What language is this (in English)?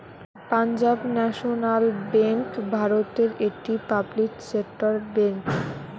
Bangla